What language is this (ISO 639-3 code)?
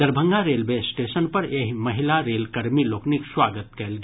mai